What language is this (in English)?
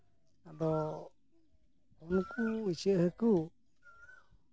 Santali